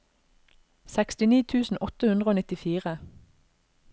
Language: Norwegian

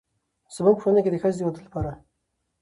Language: Pashto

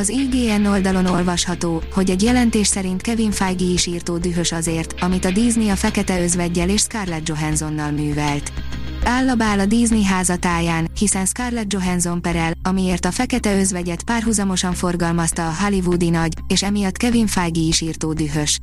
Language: Hungarian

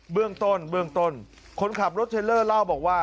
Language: Thai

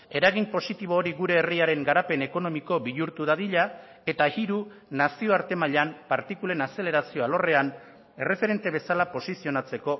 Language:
Basque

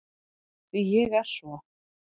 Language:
Icelandic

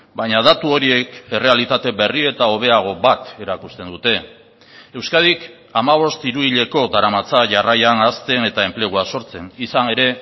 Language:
Basque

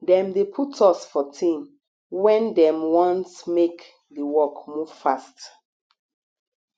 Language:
Nigerian Pidgin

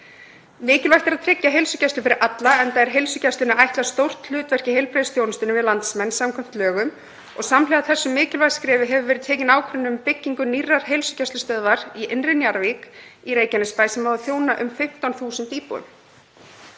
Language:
Icelandic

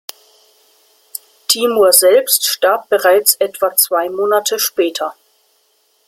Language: German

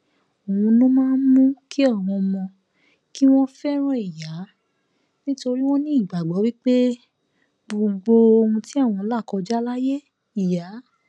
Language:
Yoruba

